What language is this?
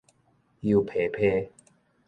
Min Nan Chinese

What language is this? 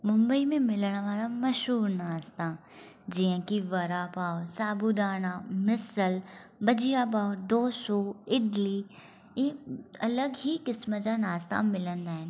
Sindhi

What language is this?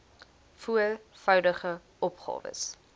Afrikaans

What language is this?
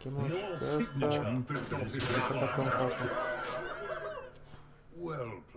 Romanian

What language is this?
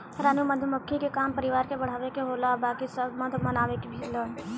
Bhojpuri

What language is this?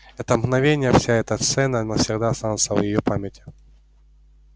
Russian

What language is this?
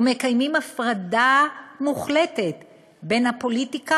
Hebrew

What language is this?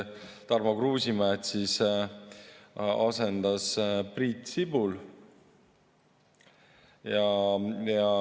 Estonian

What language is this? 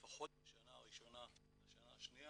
Hebrew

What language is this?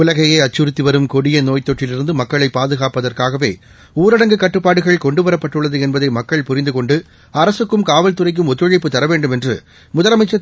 Tamil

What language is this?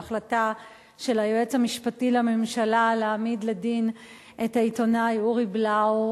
Hebrew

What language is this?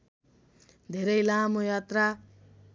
Nepali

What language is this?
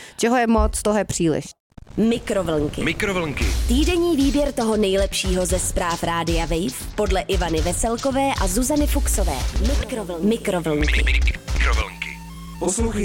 Czech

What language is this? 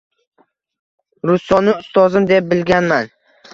Uzbek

